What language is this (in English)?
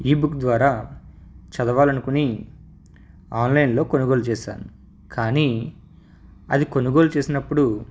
Telugu